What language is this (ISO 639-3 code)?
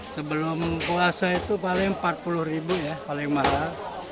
ind